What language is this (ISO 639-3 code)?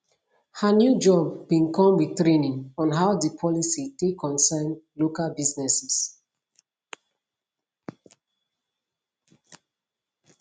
pcm